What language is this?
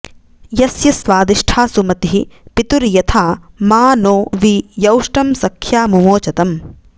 Sanskrit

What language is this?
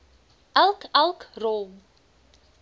Afrikaans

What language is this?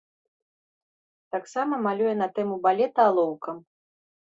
Belarusian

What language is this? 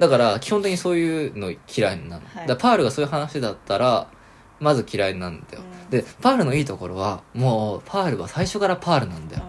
Japanese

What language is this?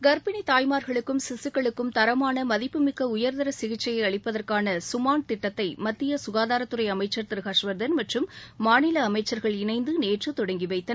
Tamil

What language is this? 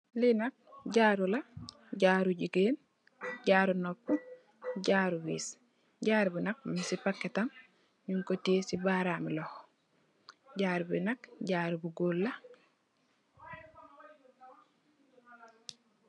Wolof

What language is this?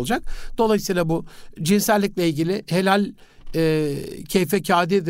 Turkish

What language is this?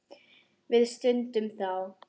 Icelandic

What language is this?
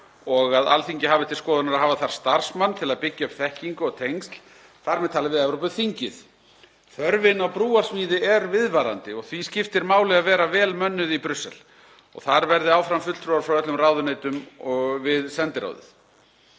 Icelandic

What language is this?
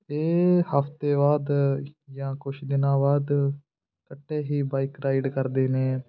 Punjabi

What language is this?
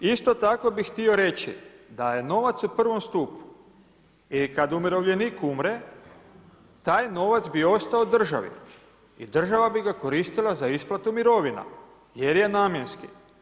Croatian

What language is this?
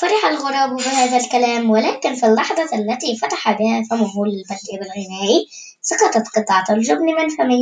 Arabic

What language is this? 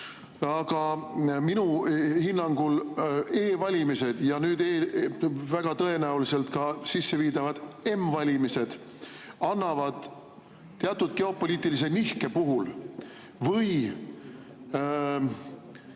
Estonian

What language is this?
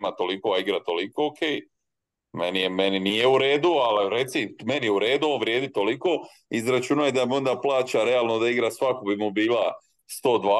Croatian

